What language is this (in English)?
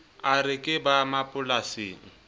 Southern Sotho